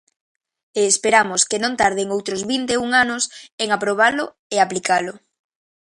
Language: Galician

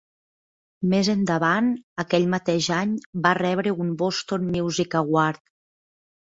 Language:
Catalan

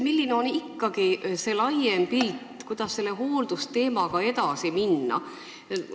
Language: Estonian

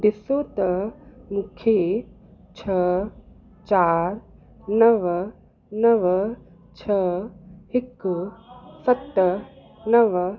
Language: Sindhi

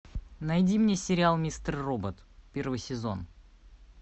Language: Russian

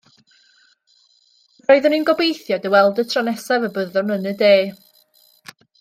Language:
Welsh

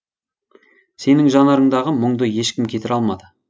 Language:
Kazakh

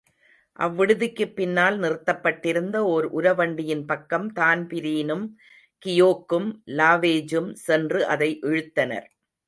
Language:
Tamil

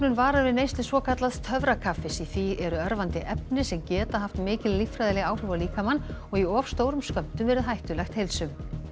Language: Icelandic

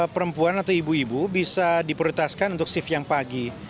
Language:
Indonesian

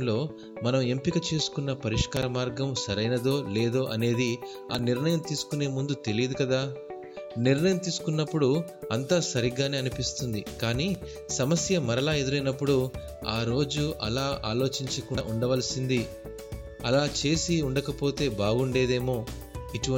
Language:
Telugu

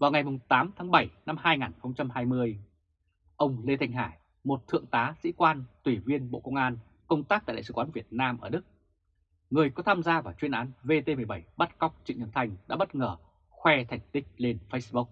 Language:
Vietnamese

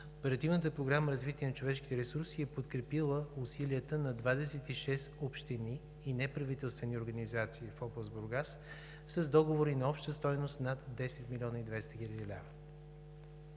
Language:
Bulgarian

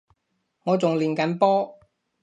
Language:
Cantonese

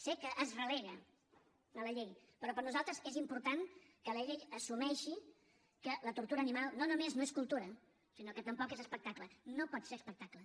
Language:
Catalan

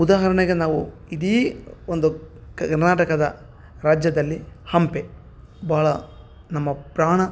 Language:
Kannada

